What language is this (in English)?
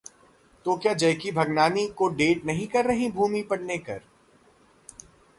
Hindi